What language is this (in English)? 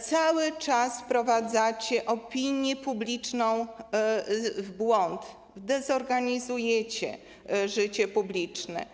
Polish